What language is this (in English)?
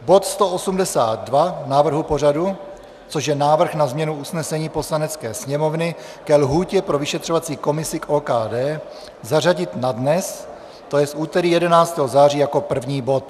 Czech